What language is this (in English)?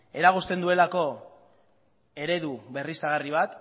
Basque